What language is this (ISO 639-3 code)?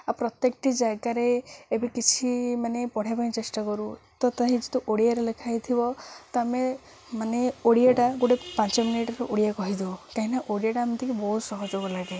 ori